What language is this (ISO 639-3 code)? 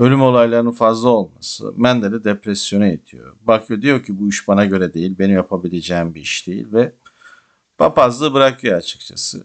tur